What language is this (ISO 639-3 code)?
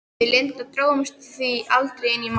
isl